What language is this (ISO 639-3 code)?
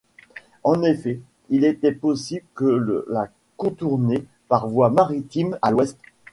fra